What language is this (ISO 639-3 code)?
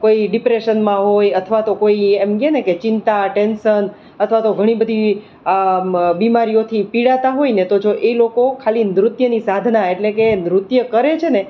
guj